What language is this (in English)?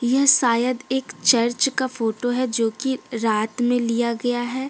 Hindi